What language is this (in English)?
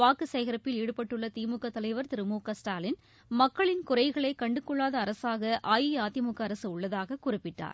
Tamil